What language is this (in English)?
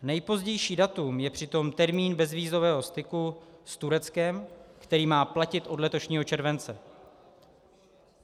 Czech